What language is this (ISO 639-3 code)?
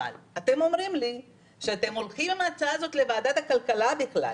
heb